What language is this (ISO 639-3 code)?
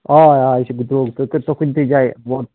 kas